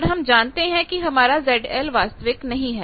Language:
Hindi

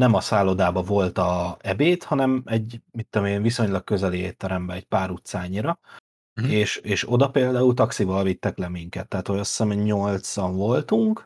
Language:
Hungarian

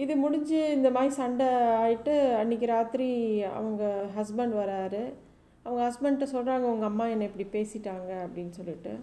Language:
Tamil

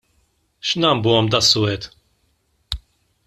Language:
Maltese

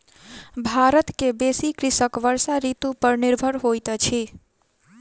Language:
Maithili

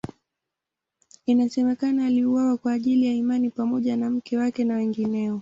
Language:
Swahili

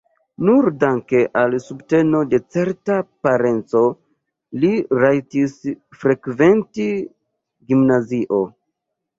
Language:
Esperanto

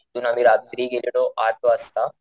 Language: Marathi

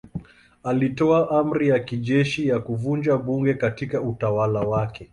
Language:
Swahili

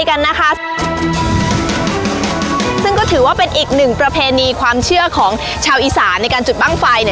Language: Thai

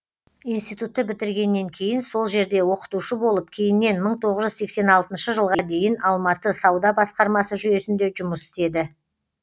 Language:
Kazakh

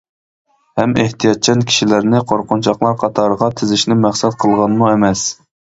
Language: Uyghur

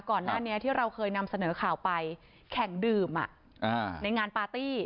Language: Thai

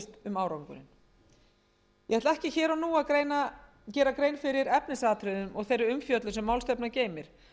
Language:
Icelandic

